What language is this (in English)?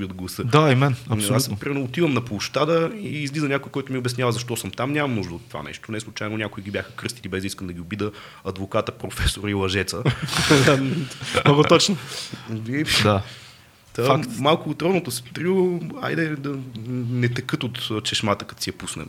Bulgarian